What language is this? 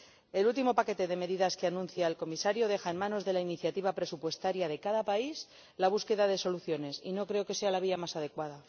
Spanish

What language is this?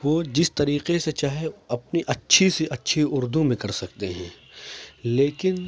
Urdu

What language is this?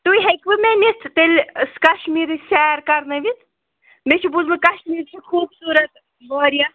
Kashmiri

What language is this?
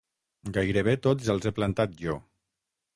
Catalan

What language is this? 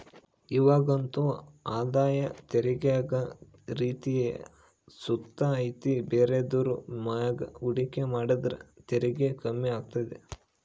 Kannada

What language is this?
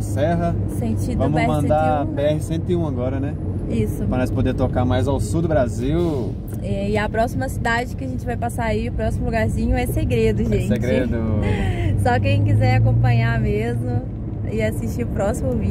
Portuguese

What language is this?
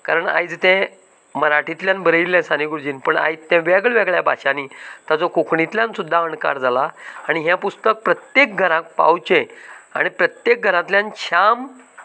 Konkani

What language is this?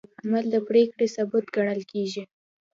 Pashto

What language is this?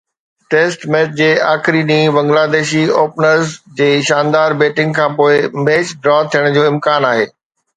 Sindhi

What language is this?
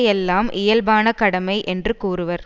Tamil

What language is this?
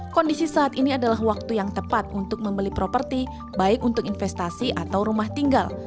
Indonesian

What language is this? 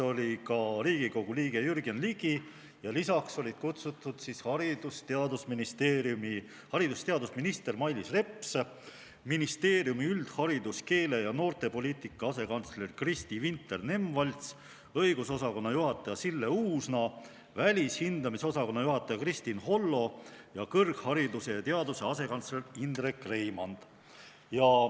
Estonian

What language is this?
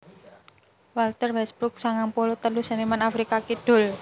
Javanese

